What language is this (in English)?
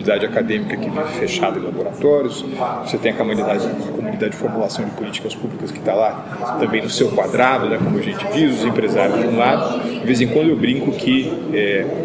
Portuguese